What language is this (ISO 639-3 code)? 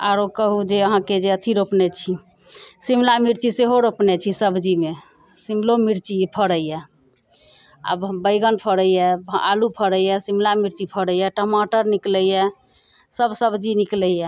mai